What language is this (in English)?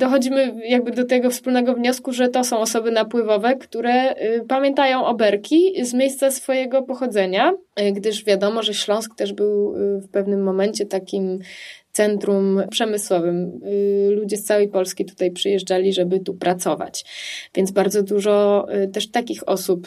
Polish